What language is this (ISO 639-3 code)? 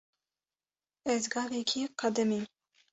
kur